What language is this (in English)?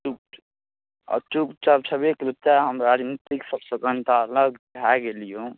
Maithili